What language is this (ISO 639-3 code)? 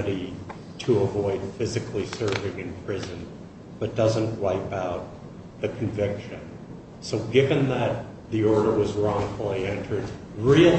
eng